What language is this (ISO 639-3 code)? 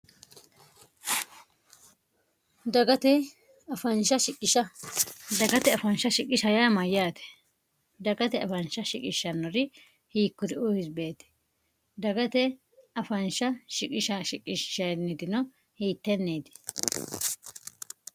sid